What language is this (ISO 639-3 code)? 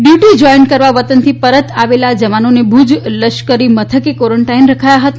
guj